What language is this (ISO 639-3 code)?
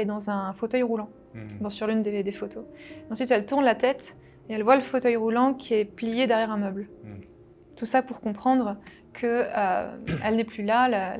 fra